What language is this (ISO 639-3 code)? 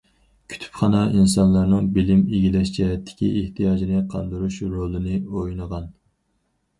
uig